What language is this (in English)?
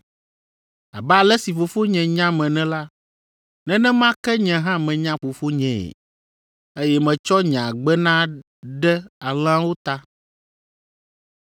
Ewe